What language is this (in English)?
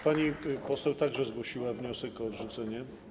Polish